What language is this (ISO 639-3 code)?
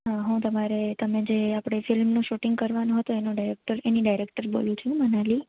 guj